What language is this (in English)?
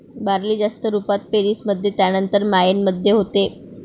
Marathi